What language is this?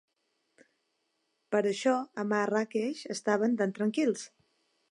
Catalan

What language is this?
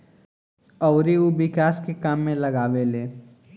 Bhojpuri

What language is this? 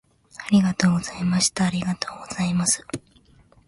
Japanese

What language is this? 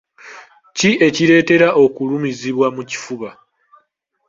Ganda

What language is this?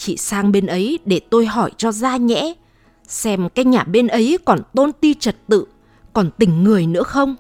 Vietnamese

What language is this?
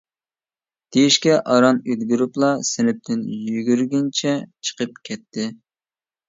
Uyghur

